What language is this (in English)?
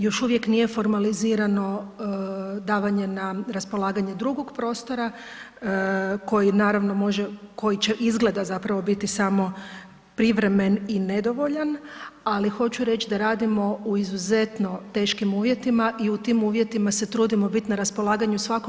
Croatian